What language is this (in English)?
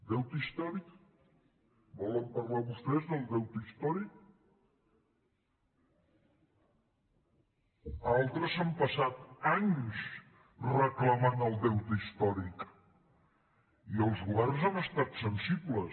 Catalan